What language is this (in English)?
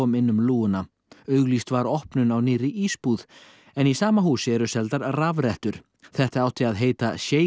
Icelandic